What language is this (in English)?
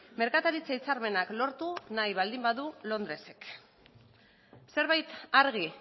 Basque